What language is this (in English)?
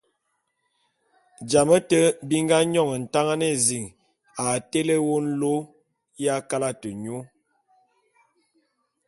Bulu